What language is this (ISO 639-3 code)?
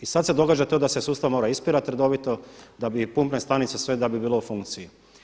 hrv